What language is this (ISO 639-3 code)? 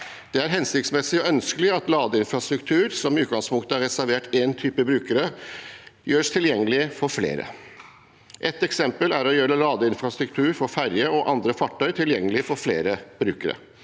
nor